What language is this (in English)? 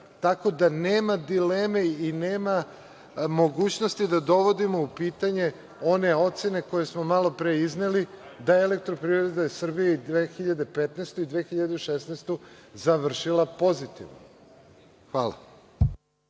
Serbian